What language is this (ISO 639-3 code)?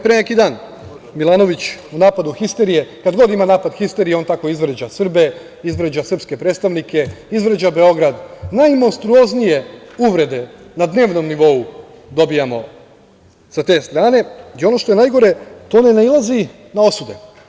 srp